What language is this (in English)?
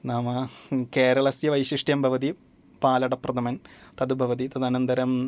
Sanskrit